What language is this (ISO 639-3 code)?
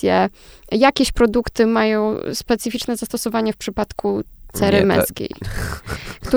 pol